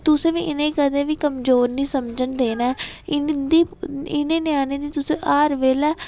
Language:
Dogri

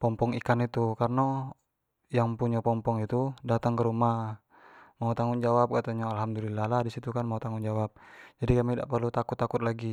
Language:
Jambi Malay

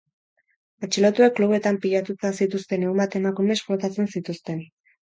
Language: Basque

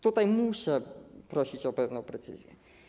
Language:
Polish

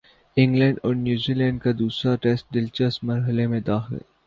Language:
Urdu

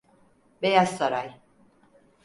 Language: Turkish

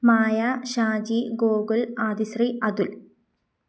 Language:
Malayalam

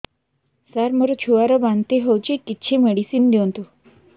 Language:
Odia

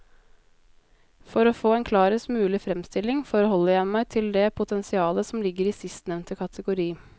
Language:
Norwegian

